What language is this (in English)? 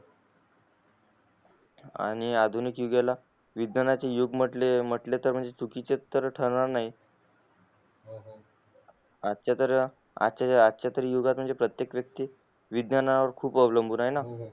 Marathi